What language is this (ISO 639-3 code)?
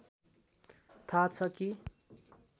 nep